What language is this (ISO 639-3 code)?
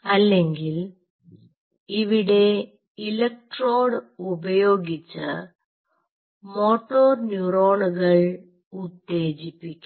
mal